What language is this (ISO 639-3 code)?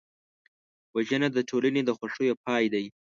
pus